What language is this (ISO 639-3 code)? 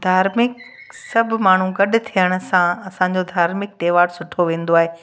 snd